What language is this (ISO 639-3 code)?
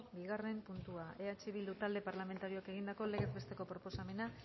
eus